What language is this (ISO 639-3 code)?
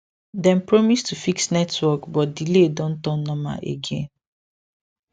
pcm